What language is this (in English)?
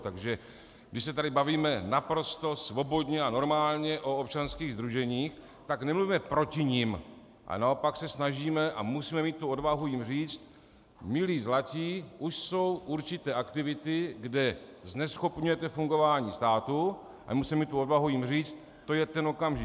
Czech